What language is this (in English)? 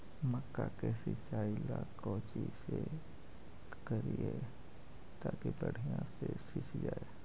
Magahi